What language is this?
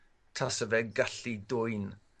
Welsh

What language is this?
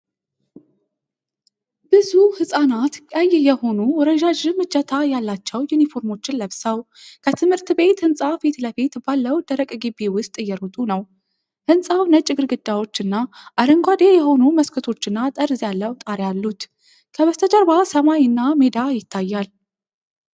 Amharic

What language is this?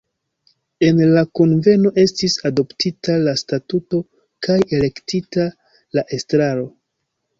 Esperanto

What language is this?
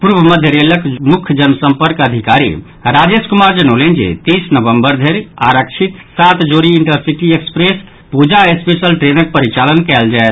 Maithili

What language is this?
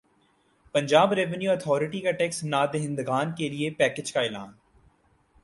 Urdu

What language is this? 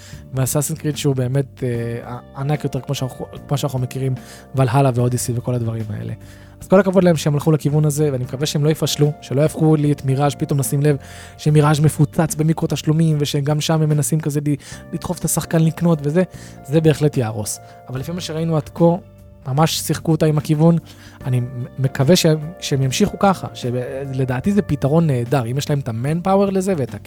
Hebrew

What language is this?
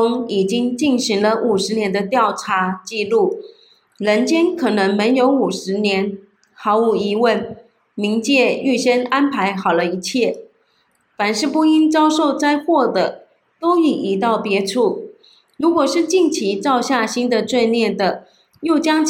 Chinese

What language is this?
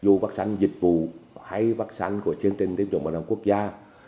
Vietnamese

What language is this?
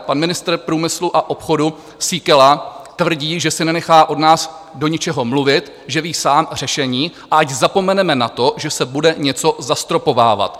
Czech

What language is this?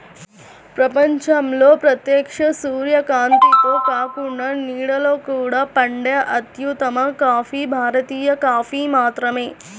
Telugu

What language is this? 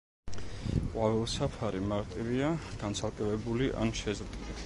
Georgian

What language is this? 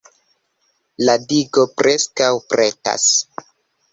Esperanto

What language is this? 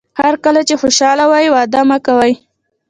Pashto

